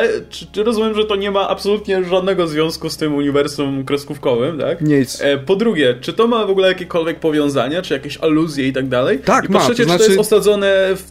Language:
Polish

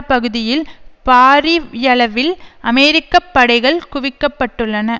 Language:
Tamil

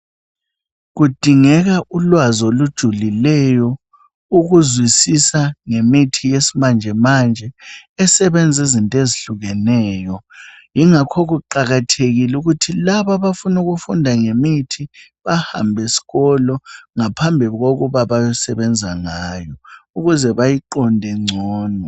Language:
North Ndebele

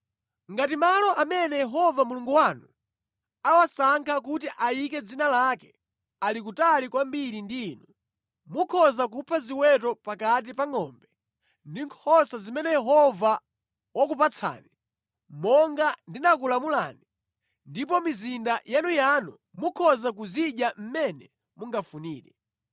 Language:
Nyanja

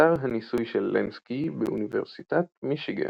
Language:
Hebrew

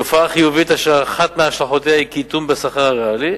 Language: Hebrew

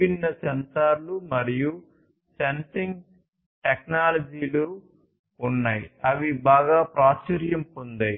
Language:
Telugu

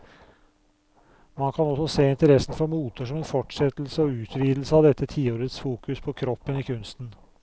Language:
Norwegian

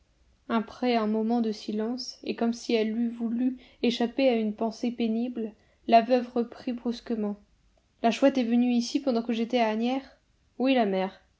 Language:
French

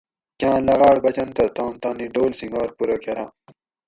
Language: Gawri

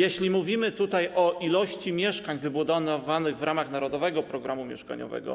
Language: Polish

